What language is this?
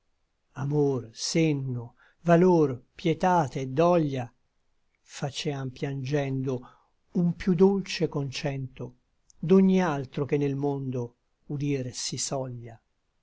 Italian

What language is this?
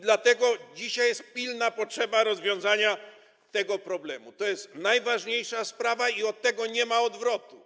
Polish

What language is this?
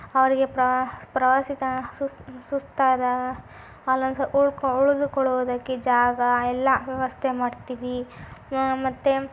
Kannada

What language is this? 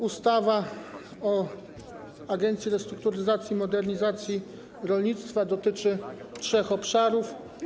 Polish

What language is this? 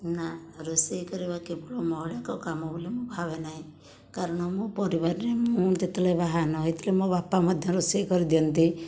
Odia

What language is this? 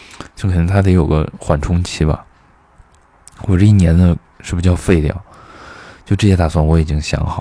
Chinese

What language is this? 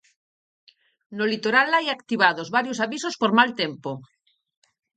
Galician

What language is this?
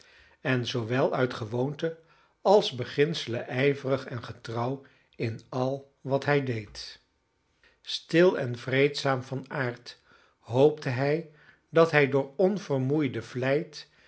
Dutch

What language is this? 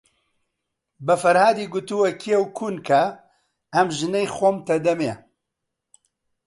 Central Kurdish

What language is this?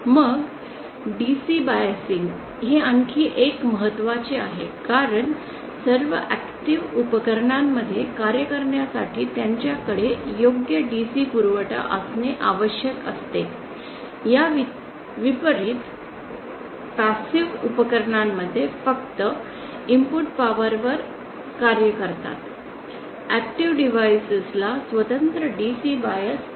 Marathi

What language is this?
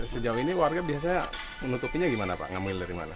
Indonesian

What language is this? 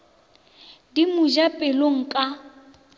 Northern Sotho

